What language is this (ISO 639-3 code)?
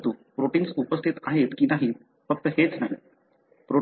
mar